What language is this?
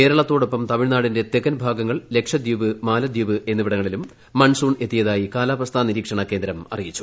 Malayalam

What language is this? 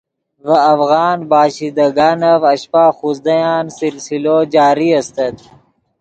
Yidgha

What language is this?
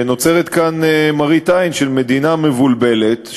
Hebrew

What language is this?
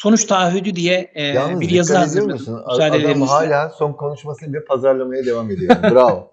Turkish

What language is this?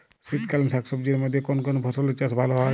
Bangla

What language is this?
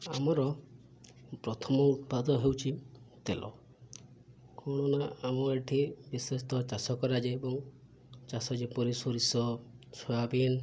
Odia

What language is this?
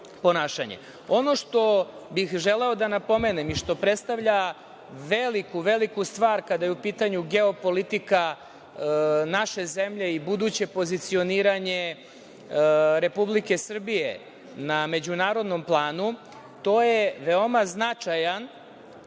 Serbian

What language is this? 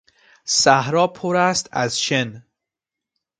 Persian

